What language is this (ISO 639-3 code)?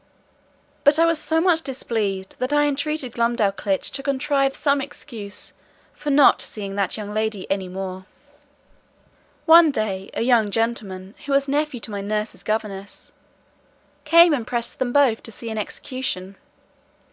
eng